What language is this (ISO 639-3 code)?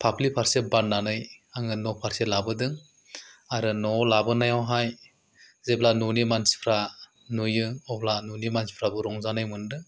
brx